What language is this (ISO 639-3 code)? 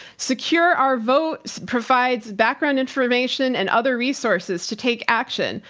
eng